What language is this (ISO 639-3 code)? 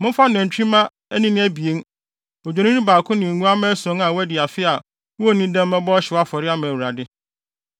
aka